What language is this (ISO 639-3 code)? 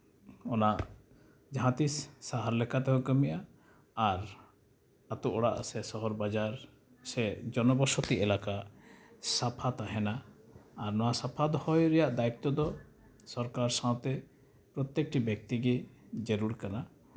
sat